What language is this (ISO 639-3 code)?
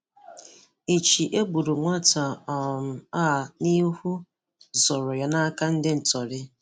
ibo